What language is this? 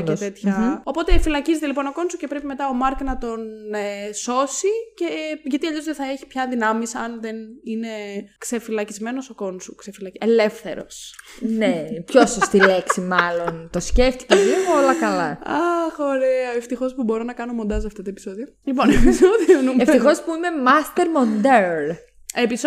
Greek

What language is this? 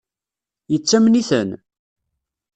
Kabyle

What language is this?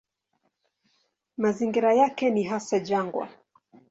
Swahili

